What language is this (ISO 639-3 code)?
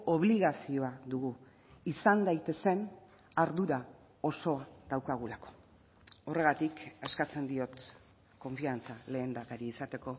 eus